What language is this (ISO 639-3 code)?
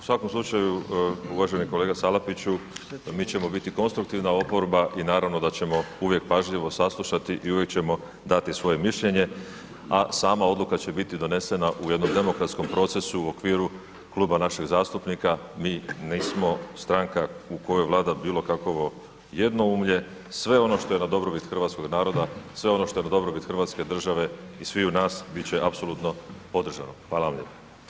hrv